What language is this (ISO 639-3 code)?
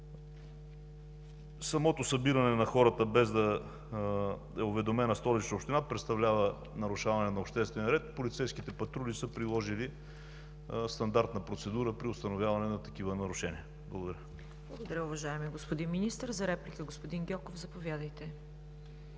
bul